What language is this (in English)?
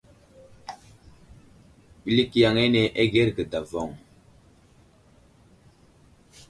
Wuzlam